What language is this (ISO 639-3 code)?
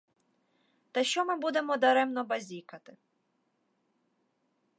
ukr